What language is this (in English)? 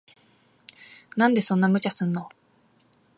Japanese